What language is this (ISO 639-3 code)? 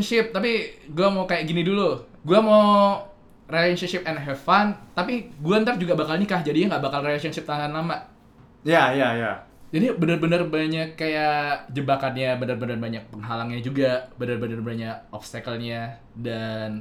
ind